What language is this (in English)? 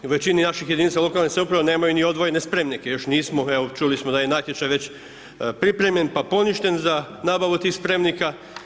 Croatian